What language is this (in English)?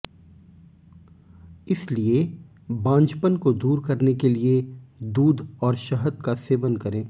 Hindi